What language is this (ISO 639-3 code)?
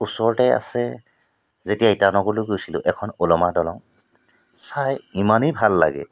asm